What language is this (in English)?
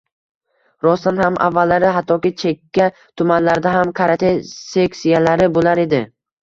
Uzbek